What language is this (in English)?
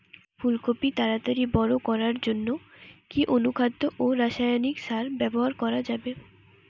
Bangla